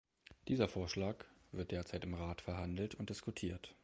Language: German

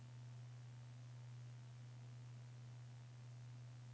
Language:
Swedish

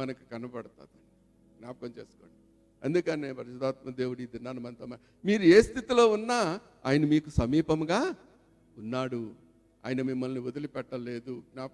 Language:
Telugu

